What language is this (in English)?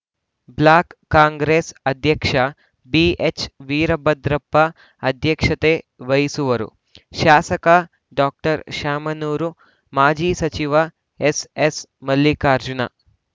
Kannada